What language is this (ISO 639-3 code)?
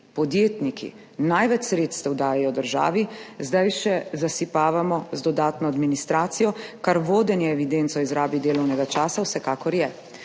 slv